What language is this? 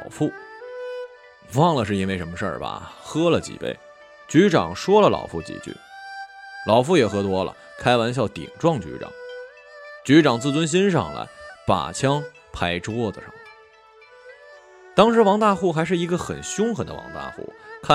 Chinese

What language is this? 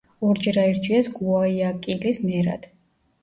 Georgian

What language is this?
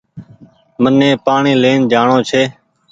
Goaria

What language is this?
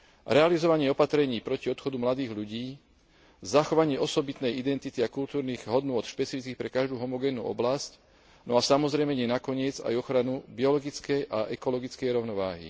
Slovak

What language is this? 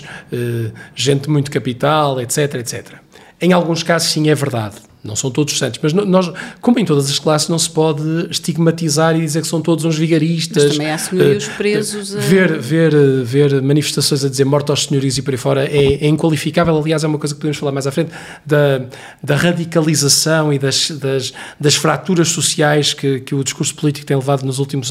Portuguese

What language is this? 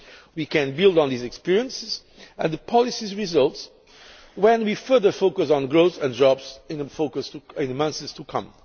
English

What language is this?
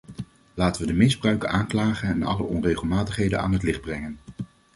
Dutch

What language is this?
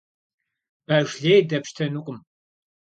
Kabardian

